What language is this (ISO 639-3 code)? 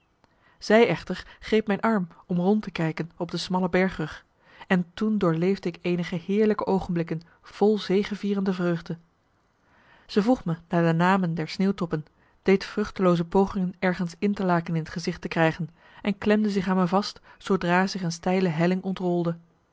nld